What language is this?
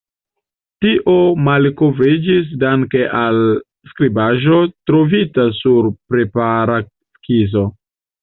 Esperanto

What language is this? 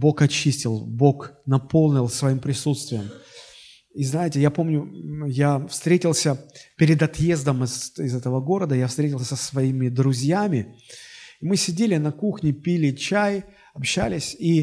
Russian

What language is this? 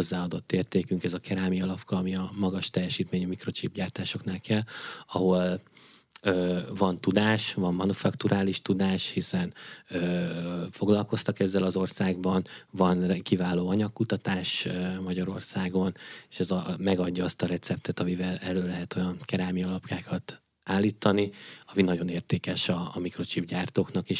Hungarian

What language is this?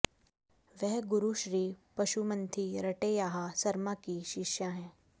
Hindi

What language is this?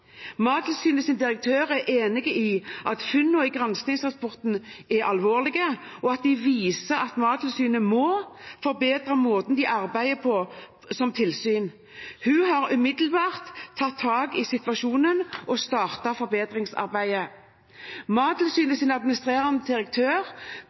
Norwegian Bokmål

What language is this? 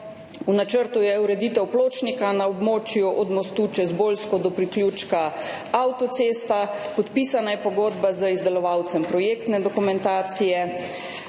Slovenian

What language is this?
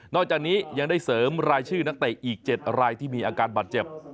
Thai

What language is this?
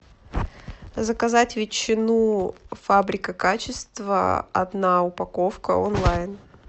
Russian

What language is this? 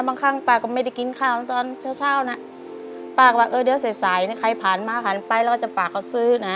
Thai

